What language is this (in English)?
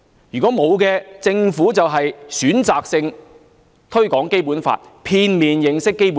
Cantonese